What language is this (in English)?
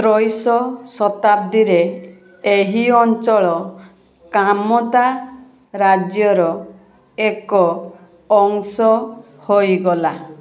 Odia